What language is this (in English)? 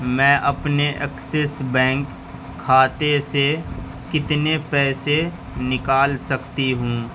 Urdu